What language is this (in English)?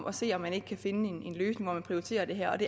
Danish